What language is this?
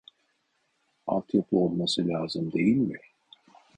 Turkish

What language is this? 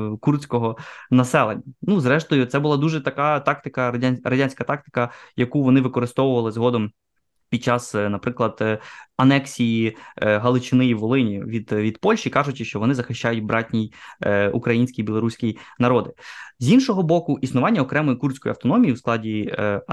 Ukrainian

